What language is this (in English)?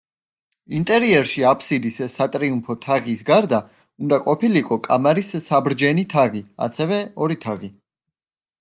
Georgian